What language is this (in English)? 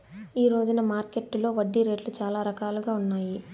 Telugu